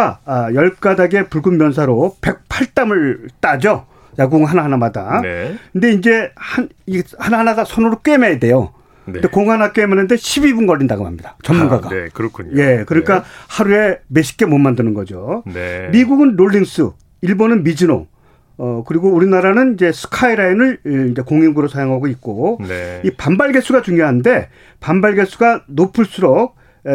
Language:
Korean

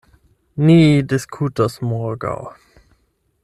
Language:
Esperanto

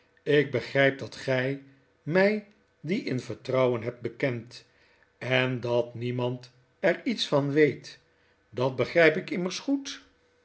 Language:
Dutch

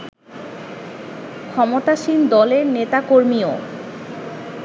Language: Bangla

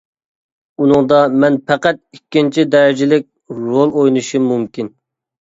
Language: Uyghur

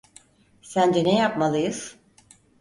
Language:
Turkish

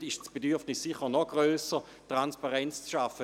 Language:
Swiss German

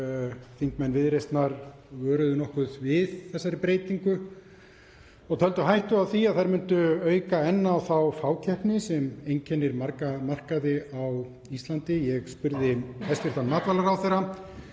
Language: Icelandic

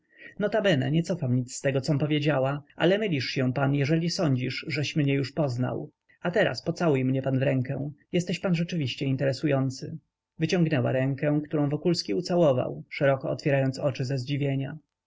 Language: Polish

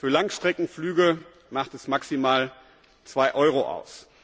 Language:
German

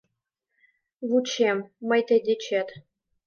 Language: Mari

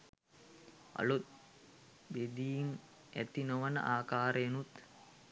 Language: Sinhala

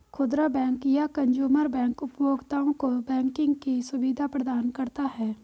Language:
Hindi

